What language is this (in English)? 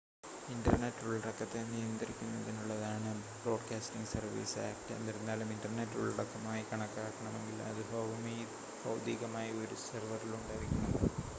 Malayalam